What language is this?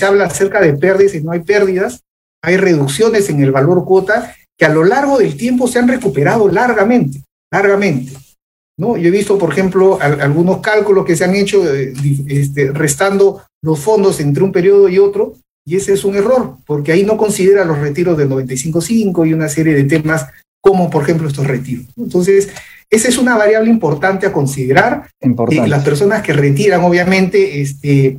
Spanish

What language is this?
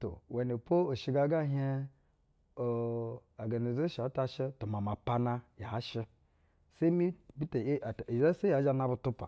Basa (Nigeria)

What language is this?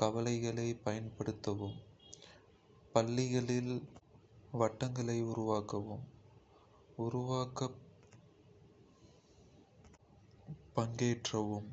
Kota (India)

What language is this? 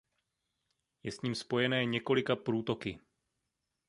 Czech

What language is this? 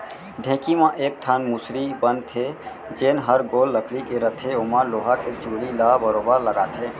Chhattisgarhi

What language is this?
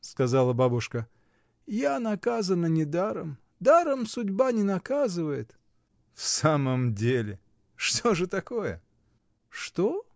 Russian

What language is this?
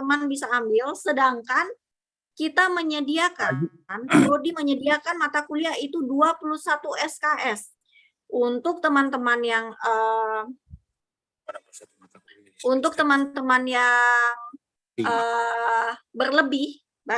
Indonesian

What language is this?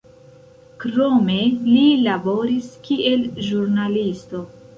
Esperanto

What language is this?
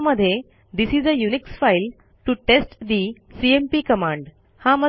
Marathi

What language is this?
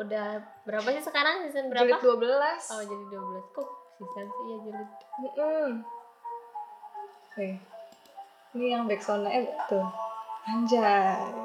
Indonesian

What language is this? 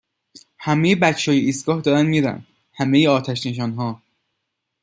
Persian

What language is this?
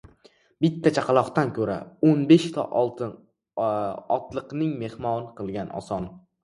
Uzbek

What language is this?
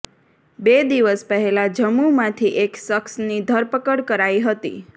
Gujarati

